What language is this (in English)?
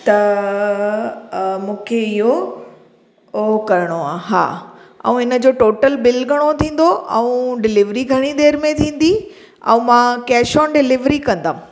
Sindhi